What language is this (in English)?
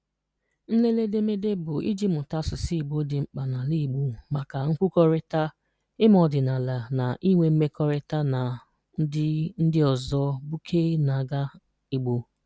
Igbo